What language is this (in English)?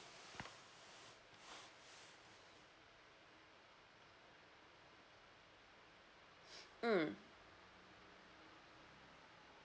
English